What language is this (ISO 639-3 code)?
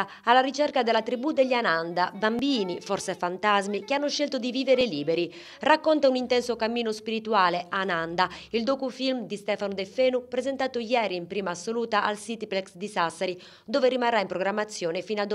ita